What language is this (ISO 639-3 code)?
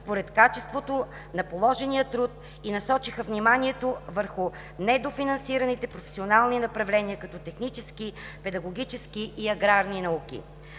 bul